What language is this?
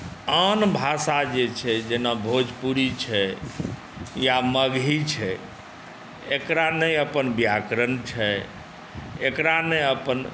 Maithili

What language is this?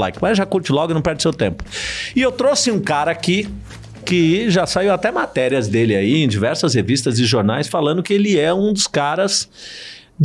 Portuguese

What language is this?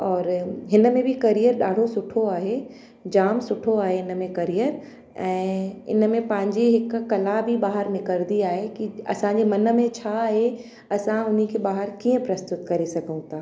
Sindhi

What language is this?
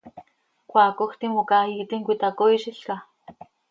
Seri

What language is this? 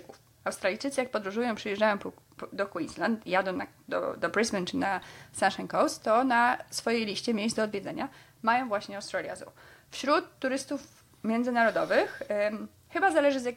Polish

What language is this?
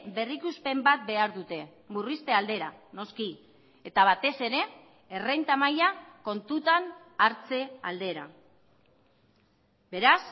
Basque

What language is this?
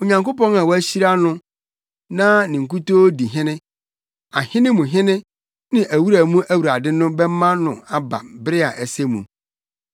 Akan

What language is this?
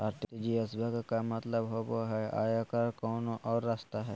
Magahi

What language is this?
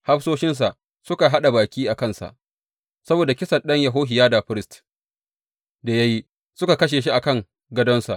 Hausa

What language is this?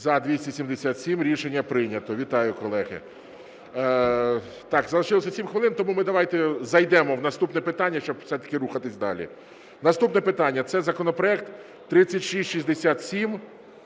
Ukrainian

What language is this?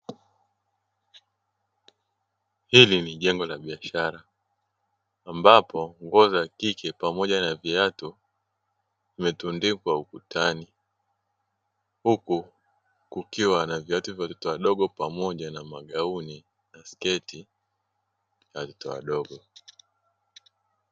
Swahili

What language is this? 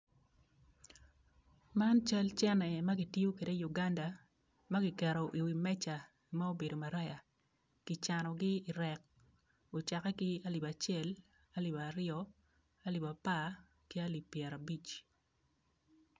Acoli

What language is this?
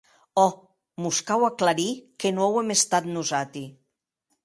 Occitan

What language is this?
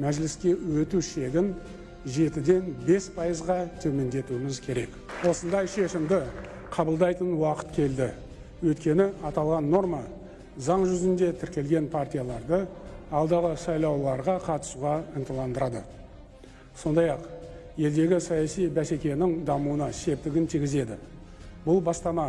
Turkish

